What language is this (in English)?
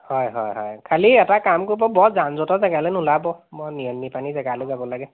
Assamese